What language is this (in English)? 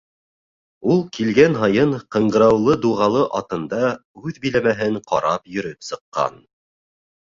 Bashkir